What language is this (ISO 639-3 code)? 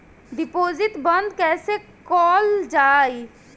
bho